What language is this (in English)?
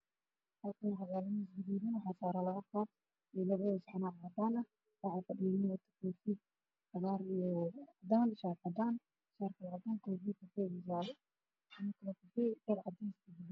Somali